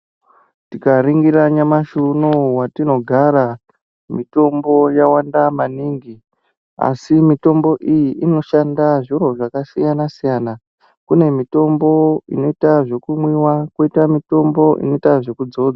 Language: Ndau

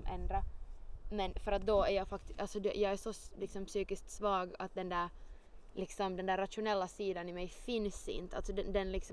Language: Swedish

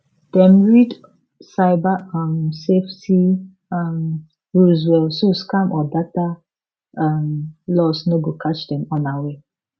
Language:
Nigerian Pidgin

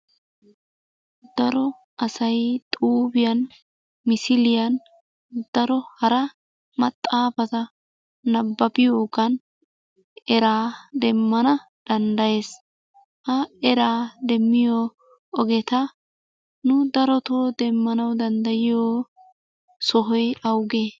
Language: Wolaytta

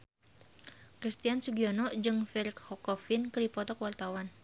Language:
Sundanese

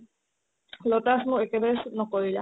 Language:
Assamese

